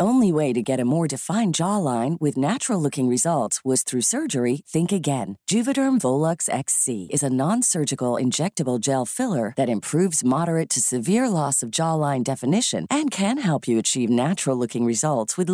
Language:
Filipino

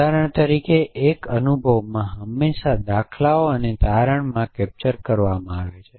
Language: Gujarati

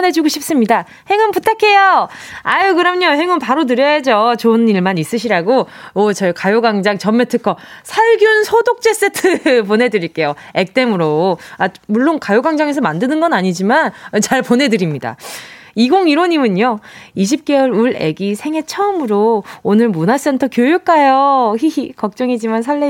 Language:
Korean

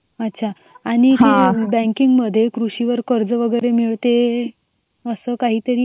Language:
Marathi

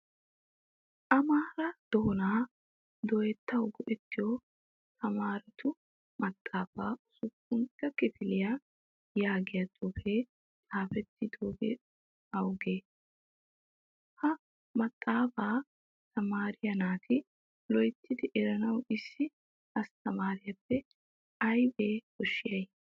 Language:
Wolaytta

